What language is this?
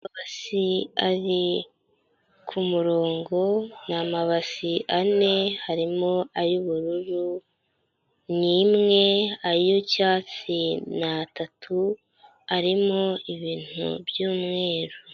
Kinyarwanda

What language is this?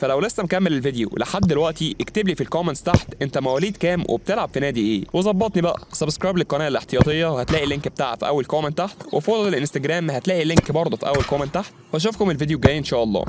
Arabic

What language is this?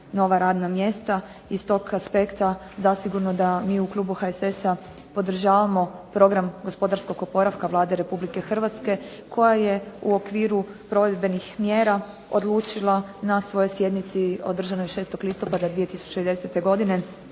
Croatian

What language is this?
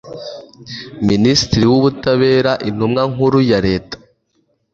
Kinyarwanda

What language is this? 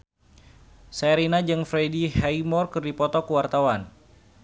Sundanese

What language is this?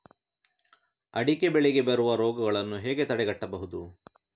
Kannada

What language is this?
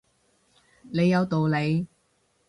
Cantonese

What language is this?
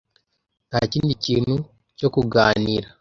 Kinyarwanda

